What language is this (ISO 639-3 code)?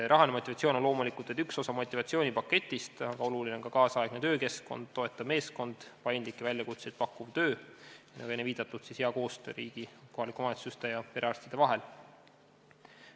est